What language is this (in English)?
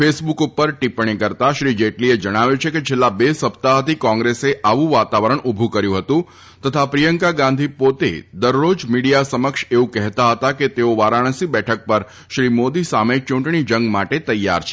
Gujarati